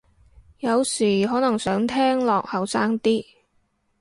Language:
Cantonese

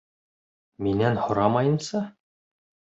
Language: Bashkir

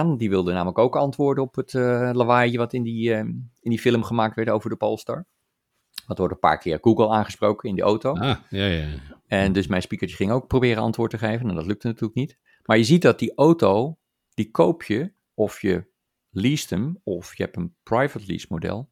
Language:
Dutch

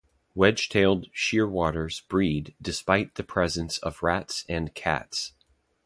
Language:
English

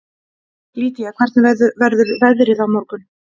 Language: Icelandic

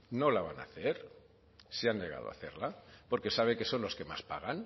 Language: Spanish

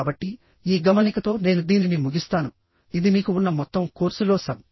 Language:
Telugu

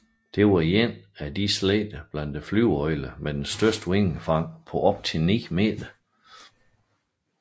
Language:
Danish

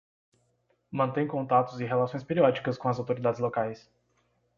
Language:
Portuguese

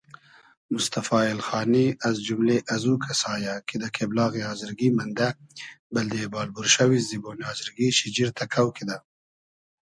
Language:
Hazaragi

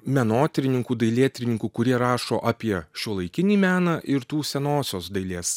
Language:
Lithuanian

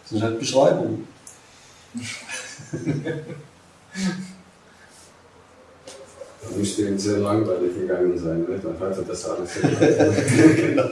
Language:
German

